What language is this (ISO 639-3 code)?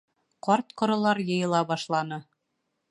bak